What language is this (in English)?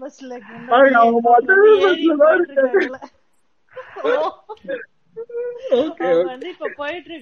Tamil